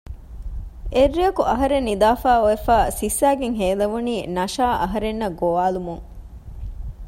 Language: Divehi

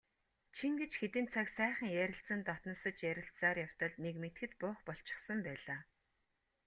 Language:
Mongolian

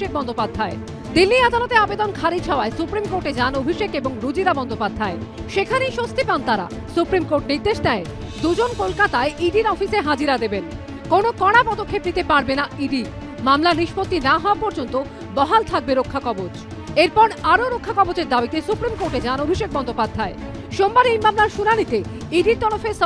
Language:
Turkish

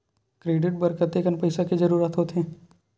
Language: Chhattisgarhi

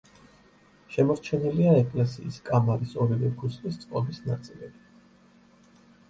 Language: Georgian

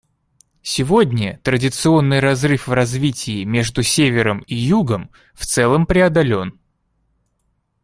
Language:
Russian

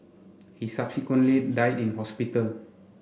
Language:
English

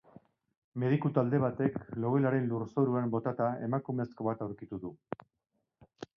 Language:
Basque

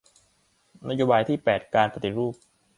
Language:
Thai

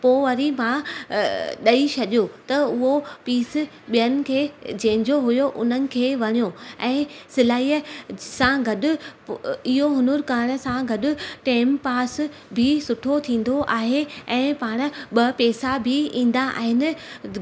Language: Sindhi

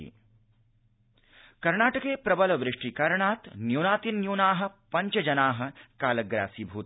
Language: Sanskrit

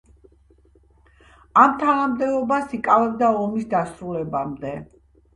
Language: Georgian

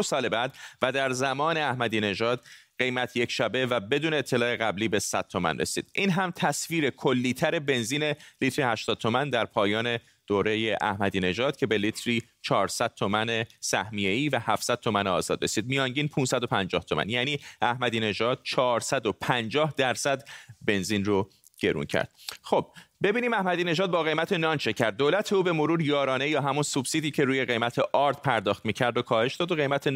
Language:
Persian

